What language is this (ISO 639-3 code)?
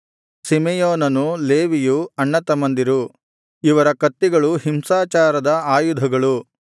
kan